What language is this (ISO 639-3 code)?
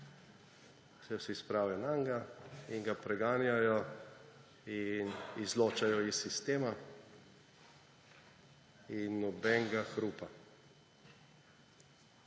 slv